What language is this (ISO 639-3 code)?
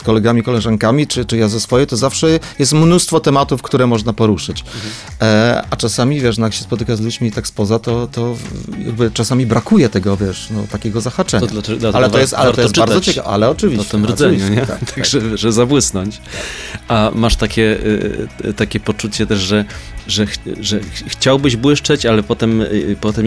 pol